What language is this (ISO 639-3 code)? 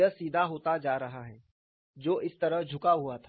hin